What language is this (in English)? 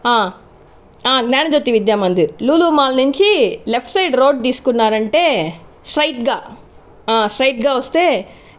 Telugu